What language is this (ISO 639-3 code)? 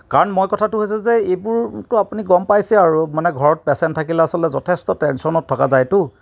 asm